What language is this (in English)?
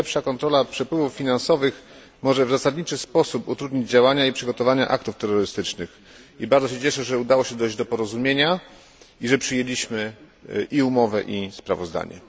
Polish